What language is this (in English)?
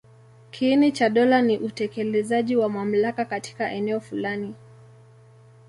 Swahili